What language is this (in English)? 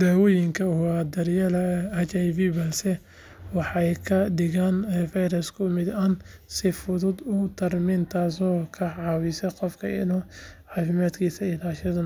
Somali